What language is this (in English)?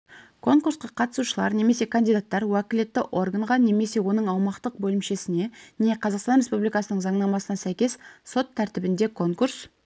Kazakh